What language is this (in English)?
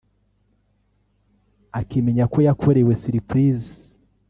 Kinyarwanda